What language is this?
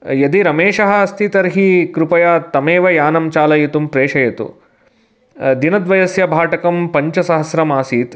Sanskrit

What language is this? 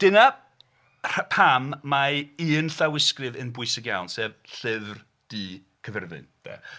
Welsh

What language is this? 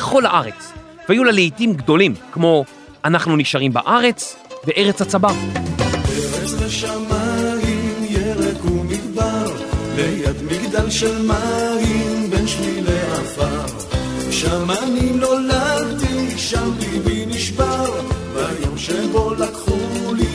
Hebrew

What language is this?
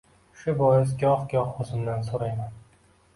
Uzbek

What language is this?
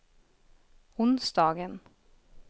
Swedish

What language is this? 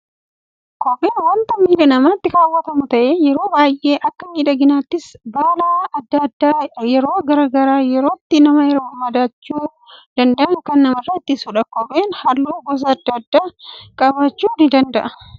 Oromo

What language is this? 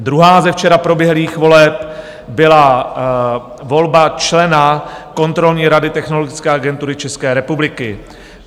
Czech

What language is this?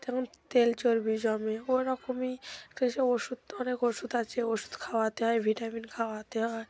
Bangla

